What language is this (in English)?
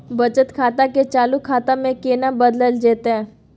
Maithili